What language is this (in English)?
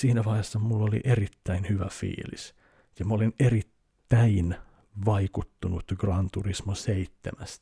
Finnish